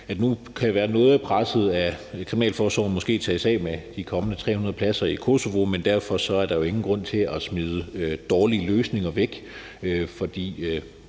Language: Danish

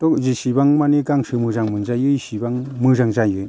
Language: Bodo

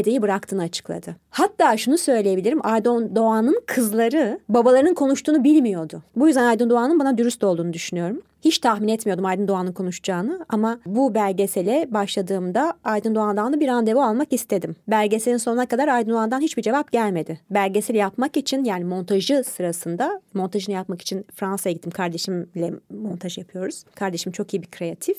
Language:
Turkish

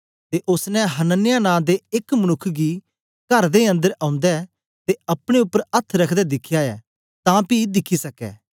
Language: Dogri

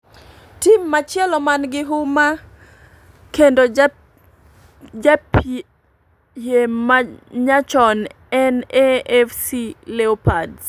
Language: Luo (Kenya and Tanzania)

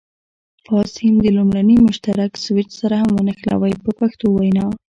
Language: Pashto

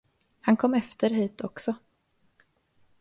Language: Swedish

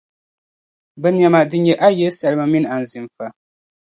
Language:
Dagbani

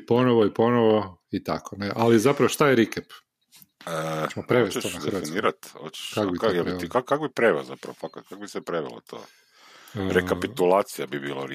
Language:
Croatian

